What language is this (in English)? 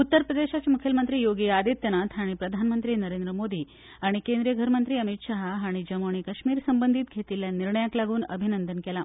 Konkani